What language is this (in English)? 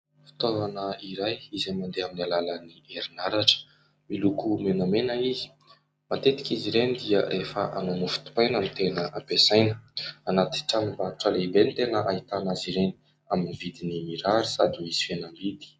Malagasy